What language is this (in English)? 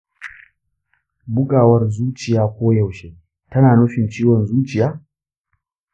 Hausa